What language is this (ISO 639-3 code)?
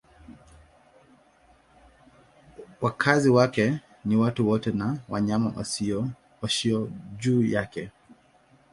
swa